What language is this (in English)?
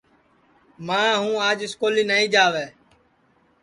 Sansi